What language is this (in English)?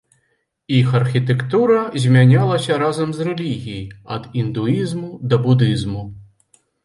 Belarusian